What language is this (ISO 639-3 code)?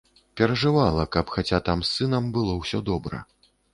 bel